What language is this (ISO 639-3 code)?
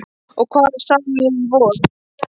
isl